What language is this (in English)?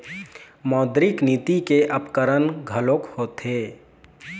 Chhattisgarhi